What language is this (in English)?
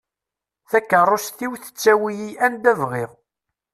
Kabyle